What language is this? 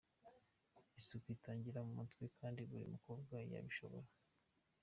Kinyarwanda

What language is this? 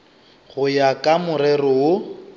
Northern Sotho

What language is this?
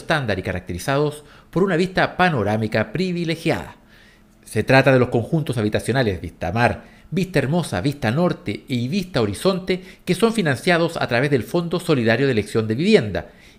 Spanish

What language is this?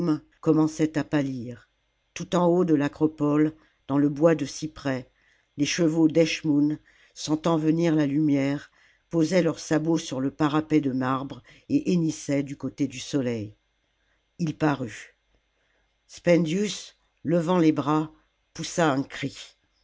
French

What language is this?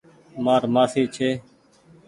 Goaria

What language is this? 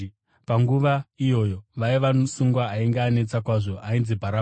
Shona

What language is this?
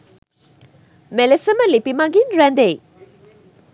Sinhala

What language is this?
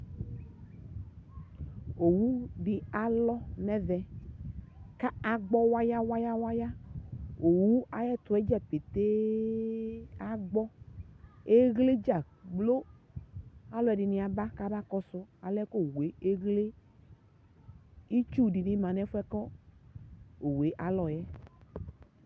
Ikposo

